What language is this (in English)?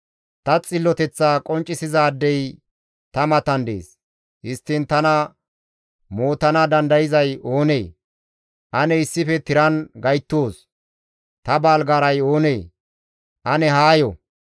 Gamo